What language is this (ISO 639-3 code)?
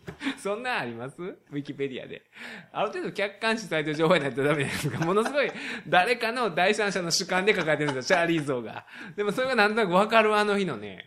jpn